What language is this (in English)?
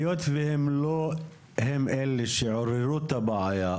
Hebrew